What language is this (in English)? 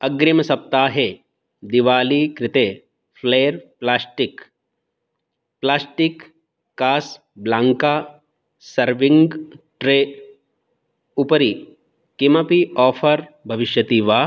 Sanskrit